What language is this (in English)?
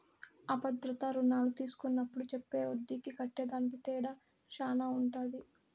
Telugu